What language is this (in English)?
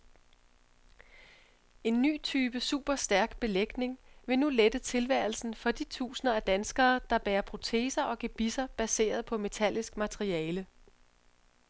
Danish